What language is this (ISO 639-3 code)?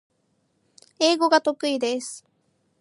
jpn